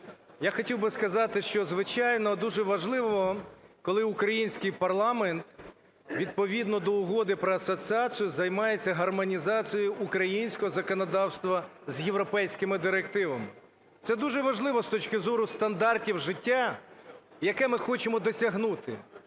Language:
Ukrainian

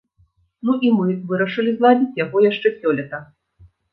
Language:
Belarusian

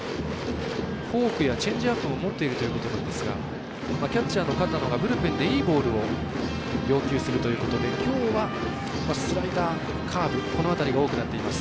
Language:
Japanese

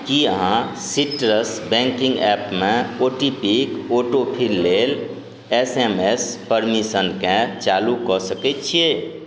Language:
Maithili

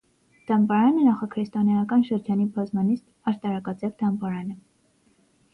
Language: Armenian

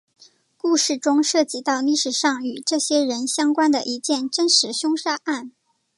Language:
Chinese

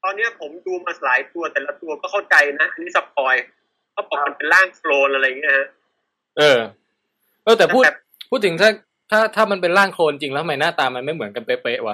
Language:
Thai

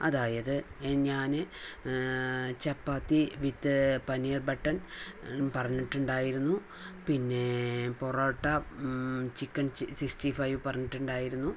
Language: Malayalam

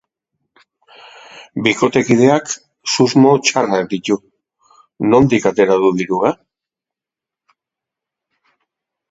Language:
Basque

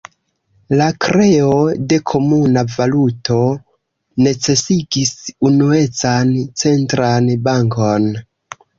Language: Esperanto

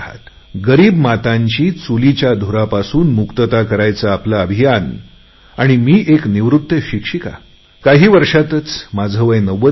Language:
Marathi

